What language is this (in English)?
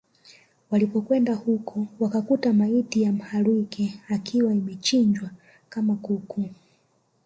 Swahili